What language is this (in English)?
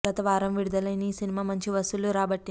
Telugu